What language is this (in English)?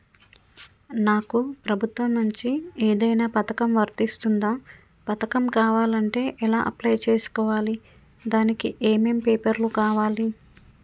Telugu